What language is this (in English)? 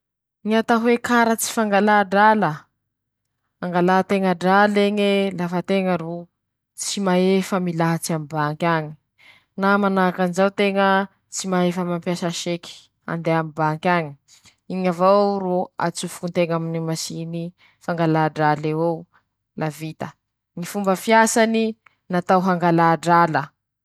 Masikoro Malagasy